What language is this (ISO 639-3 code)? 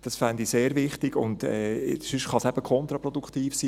gsw